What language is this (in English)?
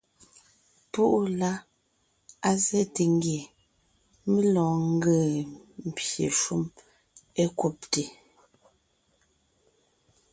Ngiemboon